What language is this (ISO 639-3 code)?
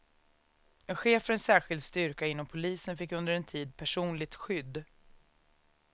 swe